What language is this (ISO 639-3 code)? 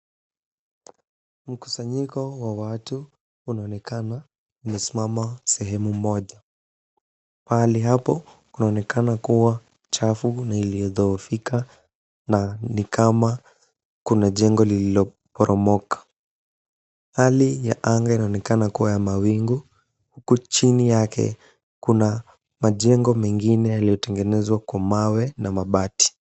swa